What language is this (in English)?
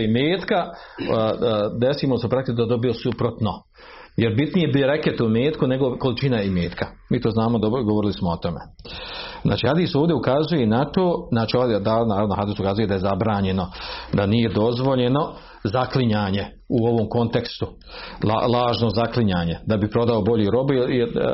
Croatian